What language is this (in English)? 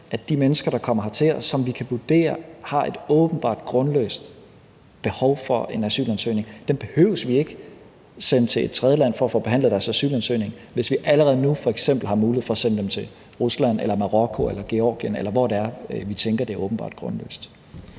Danish